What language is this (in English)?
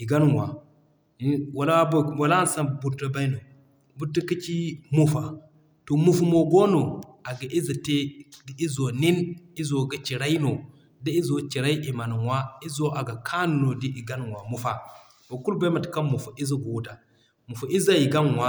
Zarma